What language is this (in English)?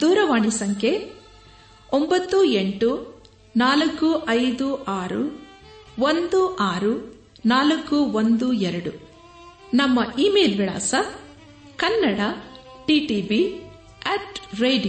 Kannada